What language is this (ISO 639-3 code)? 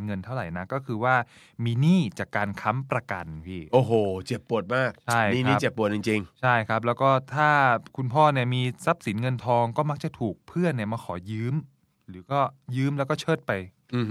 tha